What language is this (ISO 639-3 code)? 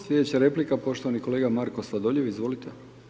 hrv